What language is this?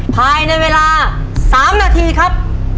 Thai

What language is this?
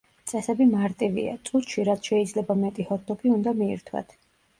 Georgian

